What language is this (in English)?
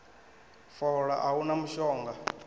Venda